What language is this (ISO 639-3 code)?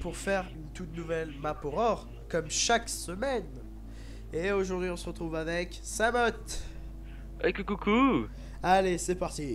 fra